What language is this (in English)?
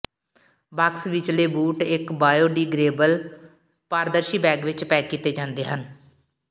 Punjabi